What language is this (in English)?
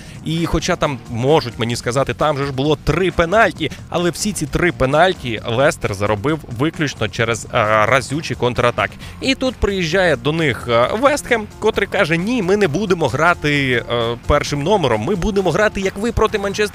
Ukrainian